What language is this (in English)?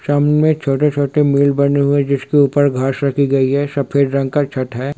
Hindi